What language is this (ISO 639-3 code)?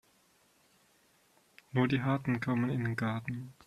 deu